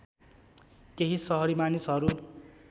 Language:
Nepali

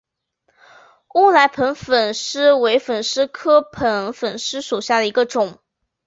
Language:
Chinese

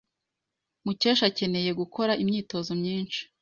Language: Kinyarwanda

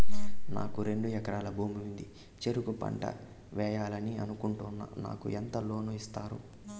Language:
Telugu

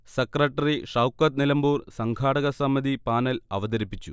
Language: Malayalam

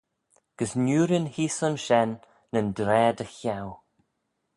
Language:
Manx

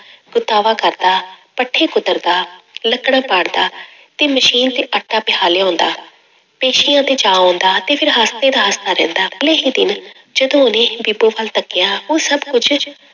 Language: Punjabi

